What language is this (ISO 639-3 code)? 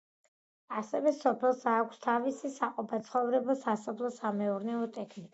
kat